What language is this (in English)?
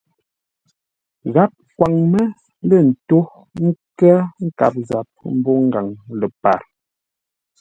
Ngombale